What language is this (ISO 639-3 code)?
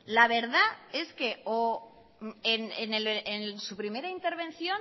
spa